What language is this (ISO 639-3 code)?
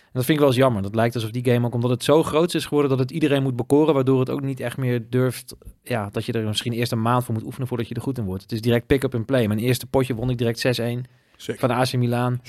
nld